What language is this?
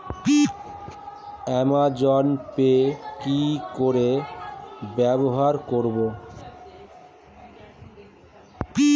Bangla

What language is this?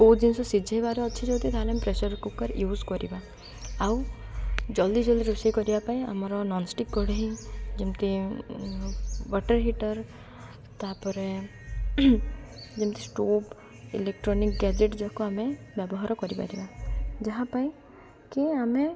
Odia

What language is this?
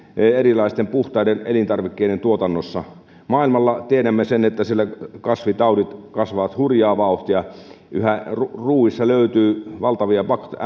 Finnish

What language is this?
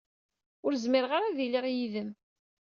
Kabyle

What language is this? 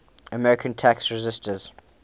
English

